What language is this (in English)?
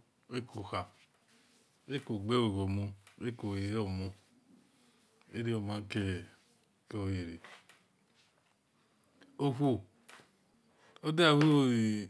Esan